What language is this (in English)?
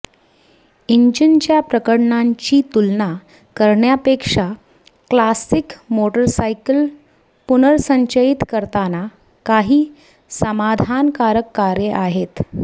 Marathi